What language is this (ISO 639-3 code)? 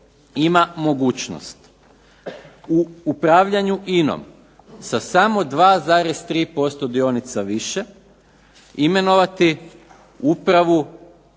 hrv